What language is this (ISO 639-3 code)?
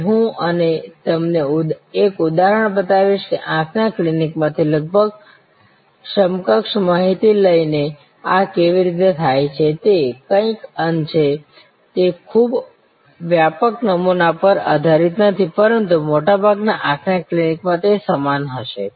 guj